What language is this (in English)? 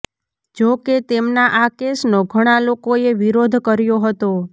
Gujarati